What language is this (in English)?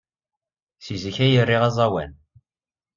Kabyle